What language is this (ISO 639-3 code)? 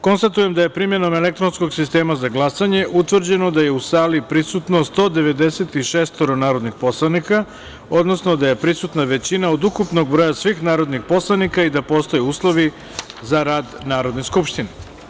srp